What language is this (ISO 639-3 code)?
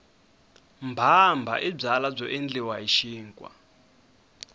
tso